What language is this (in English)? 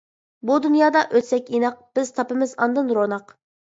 Uyghur